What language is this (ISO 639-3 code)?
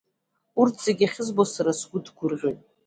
abk